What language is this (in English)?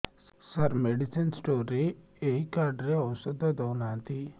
Odia